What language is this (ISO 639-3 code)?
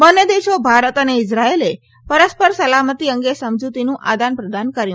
guj